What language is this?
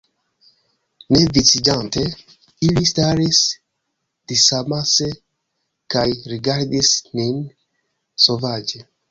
Esperanto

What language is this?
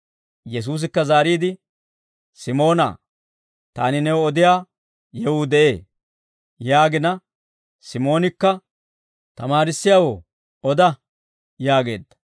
Dawro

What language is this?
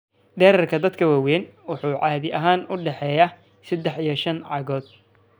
Somali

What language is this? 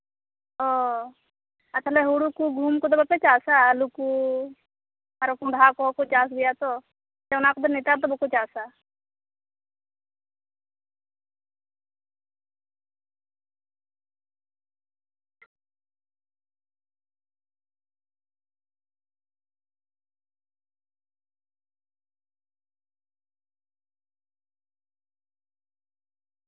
Santali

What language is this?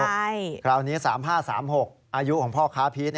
Thai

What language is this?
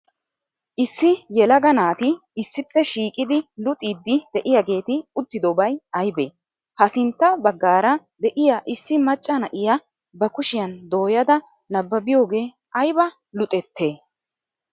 Wolaytta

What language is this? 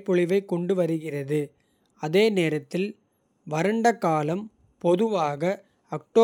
Kota (India)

